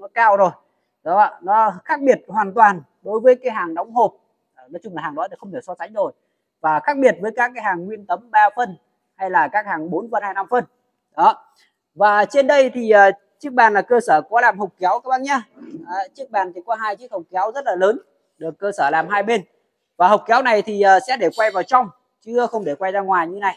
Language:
Vietnamese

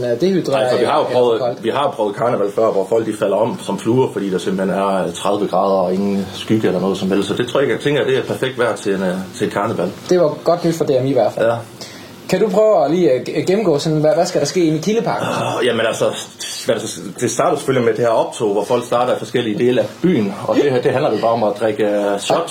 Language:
Danish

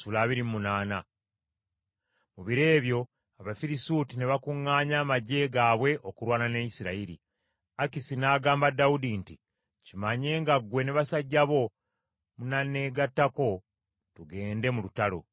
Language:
Ganda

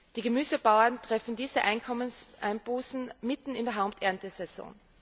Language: German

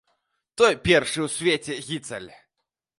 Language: Belarusian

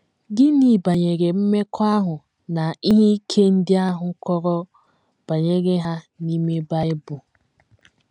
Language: Igbo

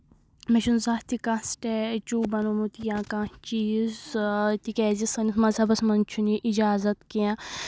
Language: Kashmiri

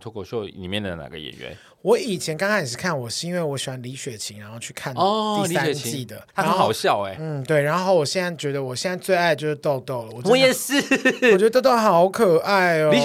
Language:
Chinese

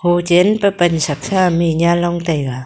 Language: Wancho Naga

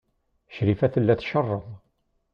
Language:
Kabyle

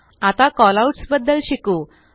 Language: Marathi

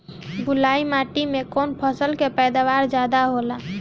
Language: Bhojpuri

